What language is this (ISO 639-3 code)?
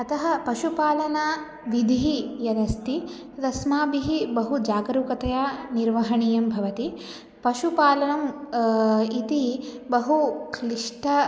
san